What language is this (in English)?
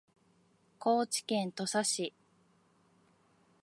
Japanese